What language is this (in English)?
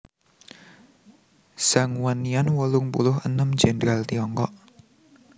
Javanese